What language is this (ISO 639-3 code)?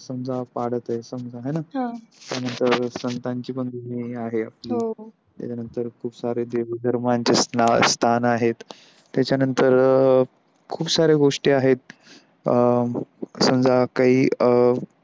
mar